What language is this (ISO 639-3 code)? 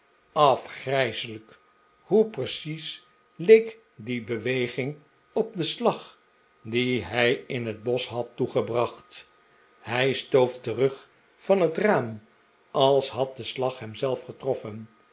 nld